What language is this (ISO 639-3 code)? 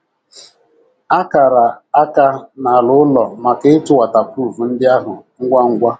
ibo